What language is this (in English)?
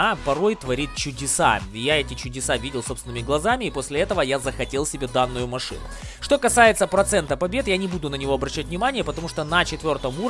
Russian